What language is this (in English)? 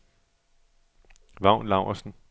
Danish